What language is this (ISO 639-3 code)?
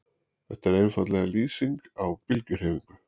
isl